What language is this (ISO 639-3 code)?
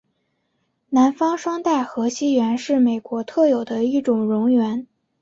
zho